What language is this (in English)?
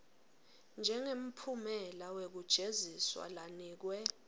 Swati